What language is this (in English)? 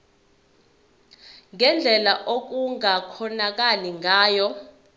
Zulu